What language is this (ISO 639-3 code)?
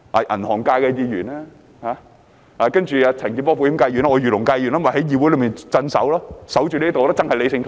yue